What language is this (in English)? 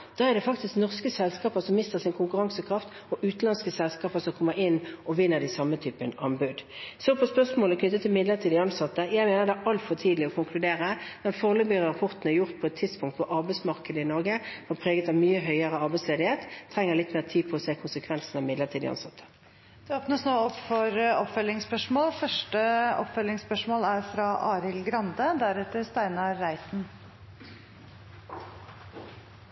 Norwegian